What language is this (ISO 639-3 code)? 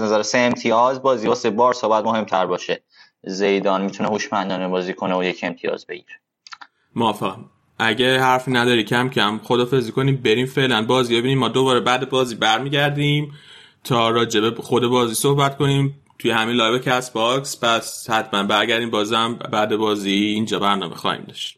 fas